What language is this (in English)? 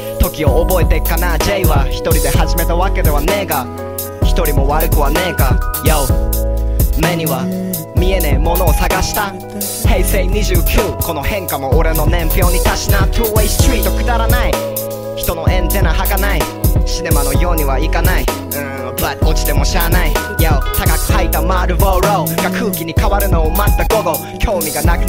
Japanese